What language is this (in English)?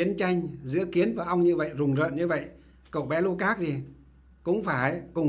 Vietnamese